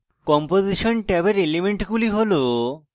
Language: Bangla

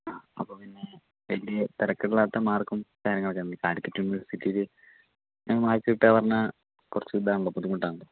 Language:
Malayalam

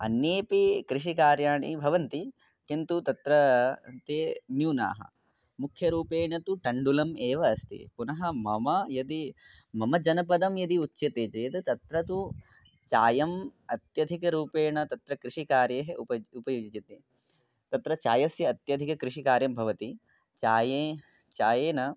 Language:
Sanskrit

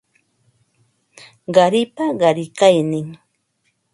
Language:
Ambo-Pasco Quechua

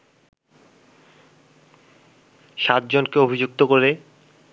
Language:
Bangla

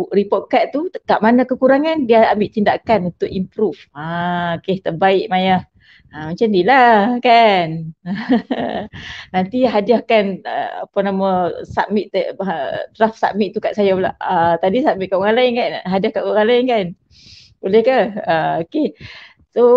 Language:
Malay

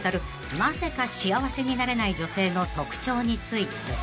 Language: Japanese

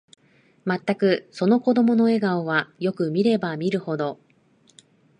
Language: Japanese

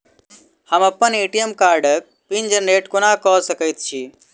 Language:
Maithili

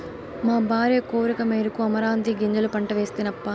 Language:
Telugu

